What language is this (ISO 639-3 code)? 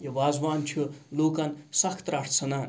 kas